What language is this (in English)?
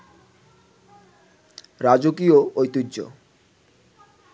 Bangla